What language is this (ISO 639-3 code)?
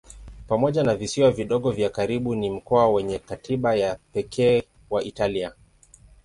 swa